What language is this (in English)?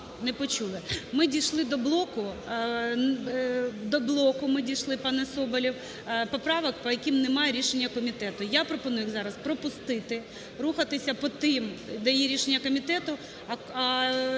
Ukrainian